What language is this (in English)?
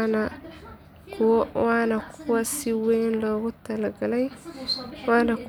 Somali